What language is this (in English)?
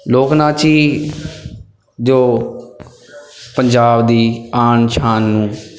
Punjabi